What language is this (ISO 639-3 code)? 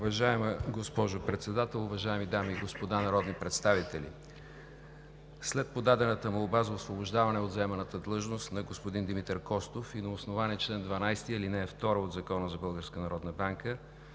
bul